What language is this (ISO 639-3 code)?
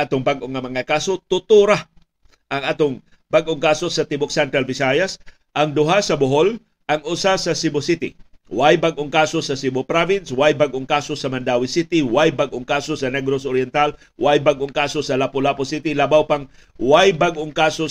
fil